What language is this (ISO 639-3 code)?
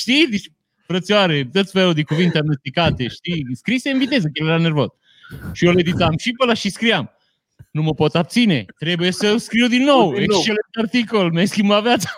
ron